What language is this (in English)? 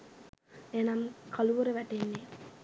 Sinhala